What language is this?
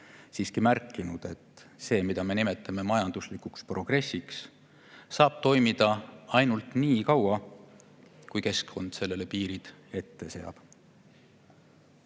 Estonian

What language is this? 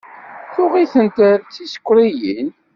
Kabyle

